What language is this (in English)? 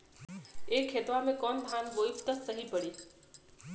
Bhojpuri